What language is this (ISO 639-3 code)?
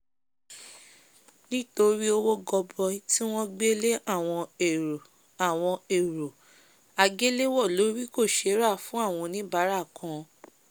yor